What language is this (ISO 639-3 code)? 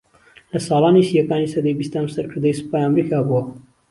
ckb